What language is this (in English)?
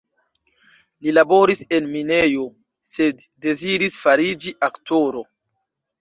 Esperanto